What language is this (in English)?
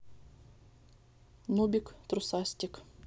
Russian